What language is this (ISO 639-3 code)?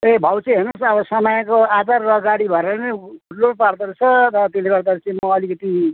nep